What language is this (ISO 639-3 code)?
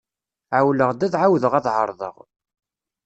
kab